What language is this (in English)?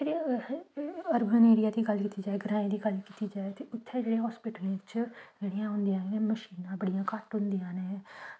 Dogri